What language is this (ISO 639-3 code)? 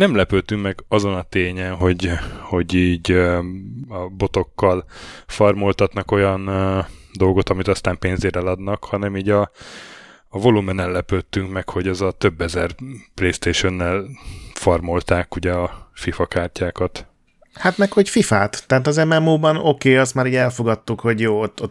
hun